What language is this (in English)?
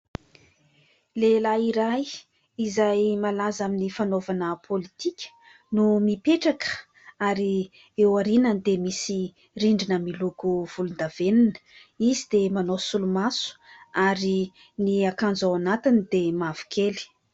Malagasy